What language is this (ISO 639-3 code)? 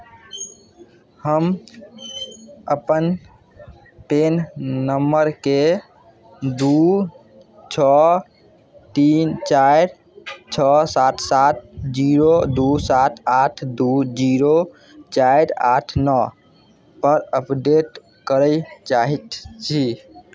mai